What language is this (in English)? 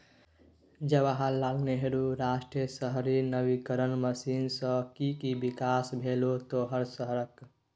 Maithili